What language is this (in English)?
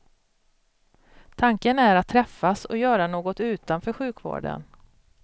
Swedish